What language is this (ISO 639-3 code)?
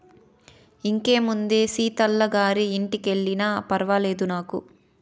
tel